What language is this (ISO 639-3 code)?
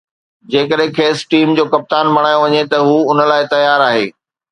snd